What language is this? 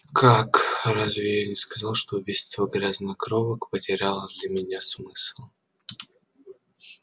Russian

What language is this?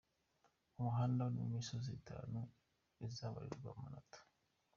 Kinyarwanda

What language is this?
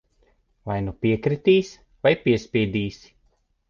Latvian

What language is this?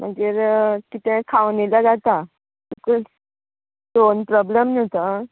Konkani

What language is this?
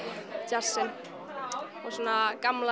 Icelandic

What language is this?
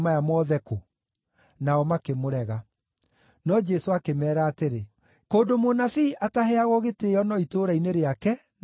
Kikuyu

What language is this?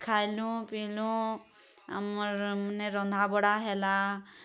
Odia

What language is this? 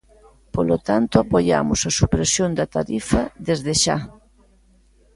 Galician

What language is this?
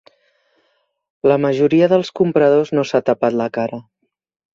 Catalan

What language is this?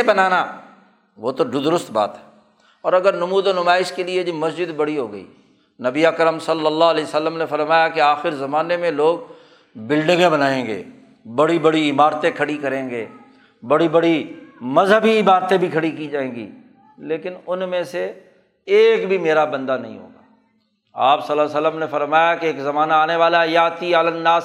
Urdu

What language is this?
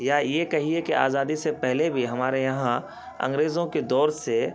Urdu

